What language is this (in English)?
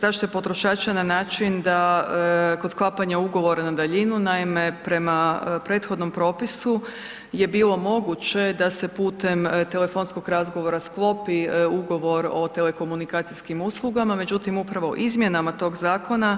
Croatian